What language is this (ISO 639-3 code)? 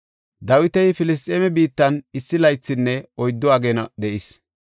gof